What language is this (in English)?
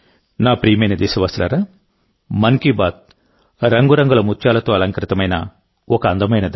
Telugu